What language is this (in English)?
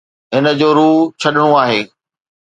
Sindhi